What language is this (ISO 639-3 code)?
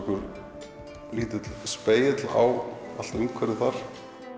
isl